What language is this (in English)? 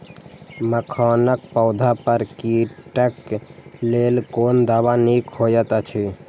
Maithili